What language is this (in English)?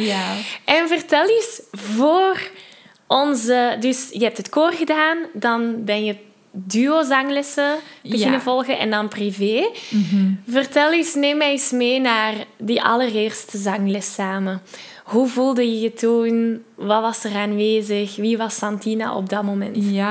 Dutch